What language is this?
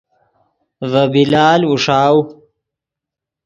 Yidgha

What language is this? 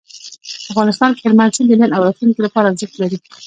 Pashto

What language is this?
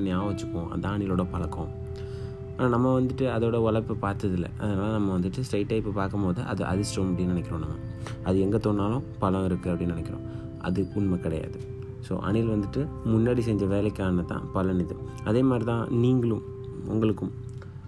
Tamil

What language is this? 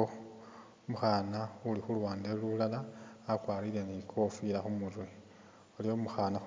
Masaaba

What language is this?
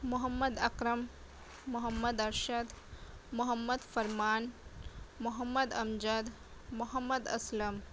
Urdu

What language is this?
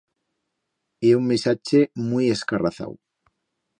Aragonese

